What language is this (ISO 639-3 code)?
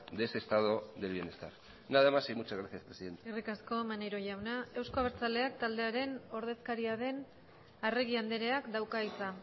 eus